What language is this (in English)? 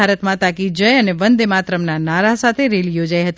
Gujarati